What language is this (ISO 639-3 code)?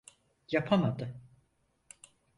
tur